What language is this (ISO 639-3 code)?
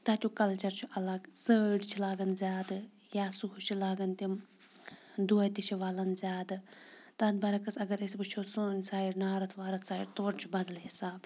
kas